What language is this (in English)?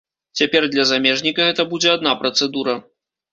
Belarusian